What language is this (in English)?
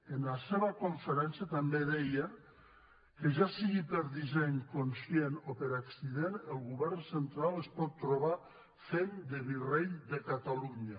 Catalan